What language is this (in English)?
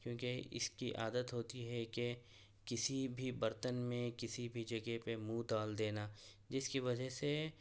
Urdu